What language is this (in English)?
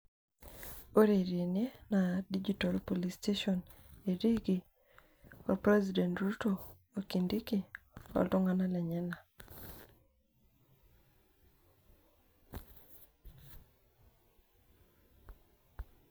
Masai